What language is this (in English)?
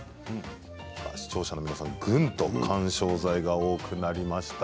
Japanese